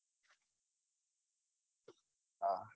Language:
Gujarati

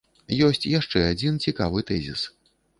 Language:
Belarusian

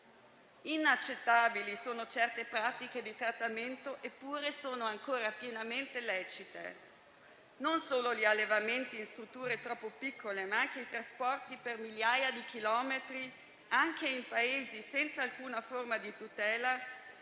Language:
Italian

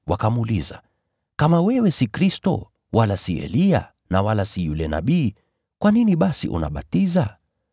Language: Swahili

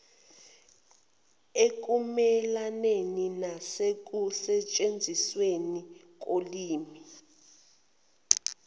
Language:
Zulu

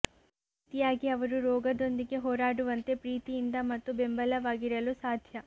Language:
Kannada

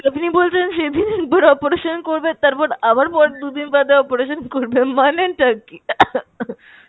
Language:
Bangla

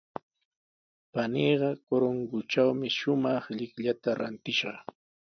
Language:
Sihuas Ancash Quechua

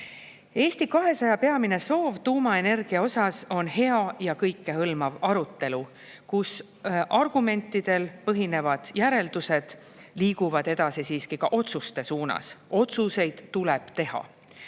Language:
Estonian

